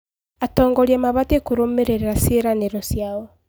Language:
Kikuyu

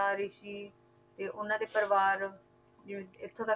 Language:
Punjabi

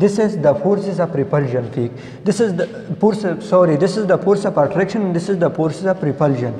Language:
English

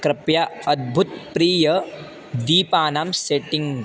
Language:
Sanskrit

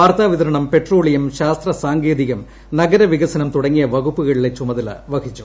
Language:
Malayalam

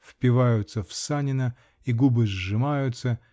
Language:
Russian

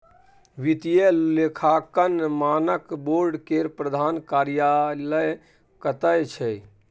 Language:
Maithili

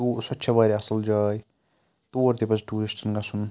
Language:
Kashmiri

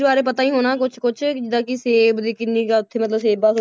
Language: Punjabi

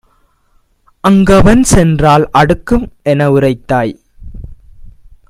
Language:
Tamil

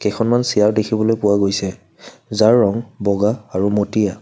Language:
Assamese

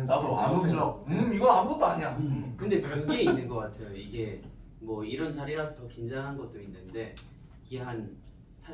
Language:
Korean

